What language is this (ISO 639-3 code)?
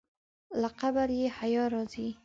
pus